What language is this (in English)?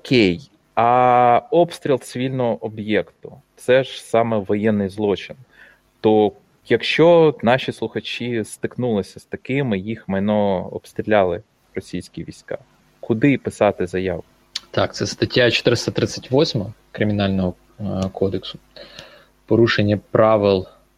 Ukrainian